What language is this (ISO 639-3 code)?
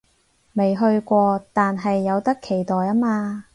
yue